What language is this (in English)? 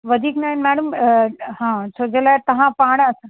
Sindhi